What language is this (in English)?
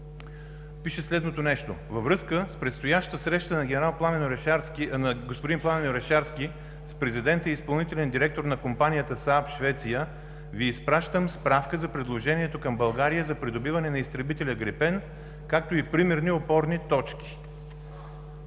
Bulgarian